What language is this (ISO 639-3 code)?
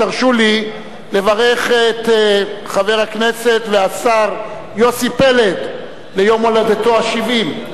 heb